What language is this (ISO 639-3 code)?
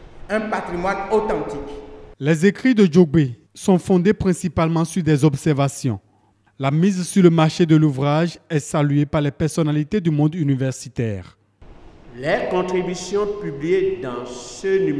fra